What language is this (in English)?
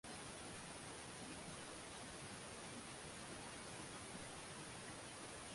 Swahili